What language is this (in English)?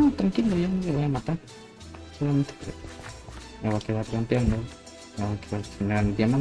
Spanish